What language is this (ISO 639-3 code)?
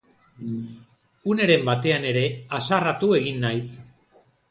eus